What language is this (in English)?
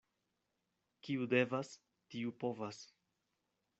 Esperanto